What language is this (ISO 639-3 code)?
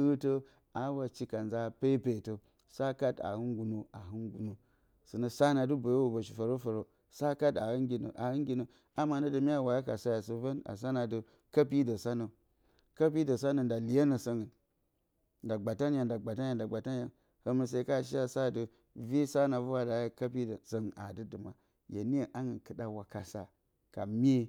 bcy